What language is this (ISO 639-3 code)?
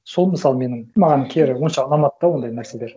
kaz